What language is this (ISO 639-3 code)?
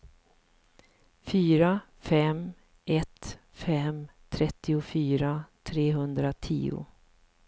swe